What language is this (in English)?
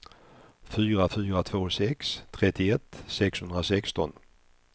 Swedish